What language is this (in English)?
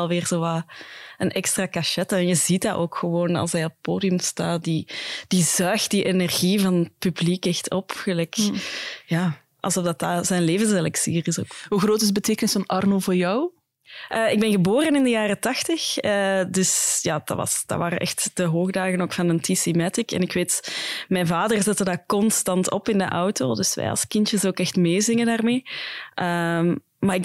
Dutch